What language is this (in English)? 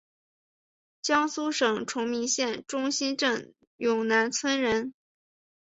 Chinese